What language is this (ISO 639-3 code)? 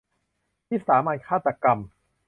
tha